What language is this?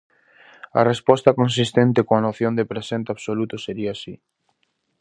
Galician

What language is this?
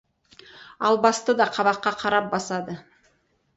Kazakh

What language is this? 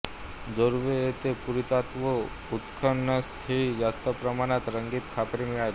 Marathi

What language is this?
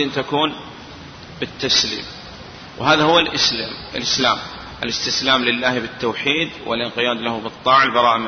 Arabic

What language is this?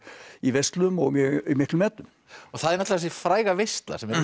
Icelandic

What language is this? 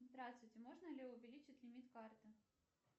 Russian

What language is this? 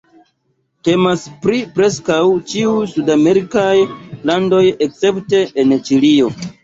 Esperanto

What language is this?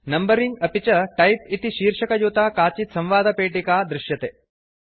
Sanskrit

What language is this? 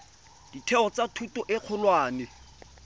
Tswana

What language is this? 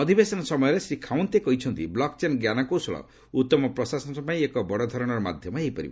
Odia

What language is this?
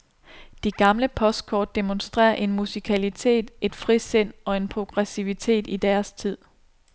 Danish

